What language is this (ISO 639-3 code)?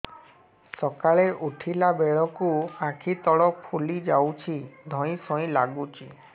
ori